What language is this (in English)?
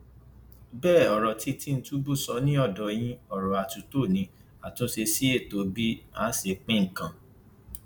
Yoruba